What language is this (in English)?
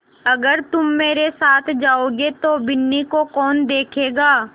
Hindi